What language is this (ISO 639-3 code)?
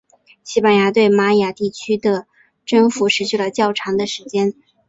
zho